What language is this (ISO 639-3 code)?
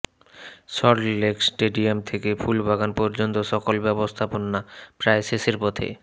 ben